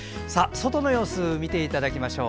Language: Japanese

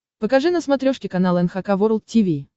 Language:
Russian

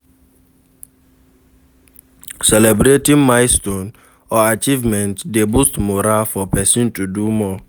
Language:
Nigerian Pidgin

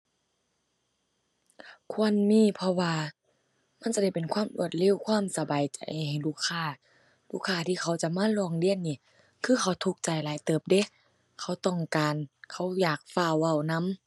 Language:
Thai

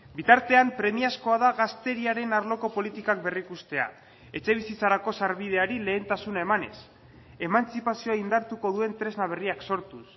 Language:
Basque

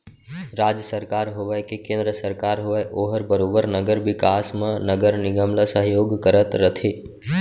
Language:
Chhattisgarhi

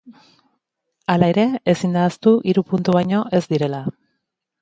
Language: Basque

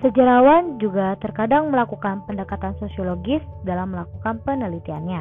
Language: Indonesian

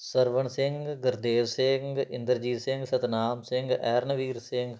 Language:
Punjabi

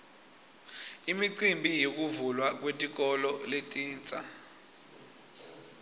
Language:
Swati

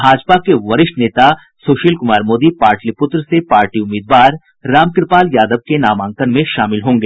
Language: Hindi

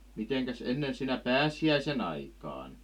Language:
Finnish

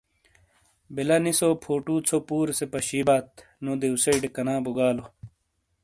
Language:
Shina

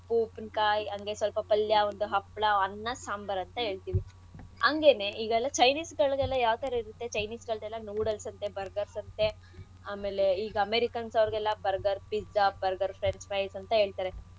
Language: Kannada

